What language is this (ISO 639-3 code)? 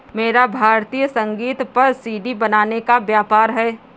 hin